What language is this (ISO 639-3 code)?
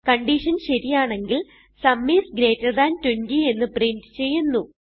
mal